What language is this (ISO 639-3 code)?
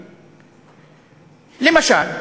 heb